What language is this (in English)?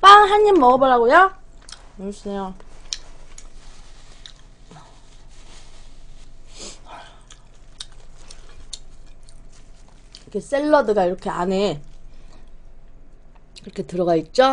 Korean